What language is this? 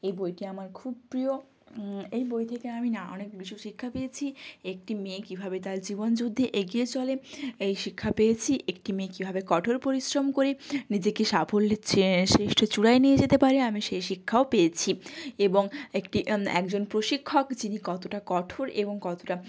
Bangla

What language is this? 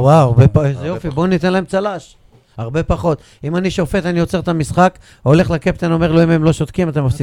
Hebrew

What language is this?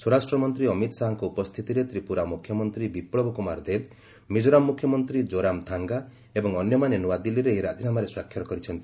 Odia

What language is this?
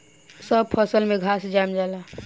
Bhojpuri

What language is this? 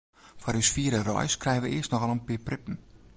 Western Frisian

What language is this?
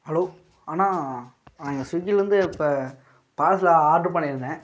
Tamil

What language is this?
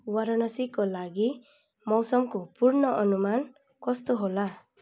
Nepali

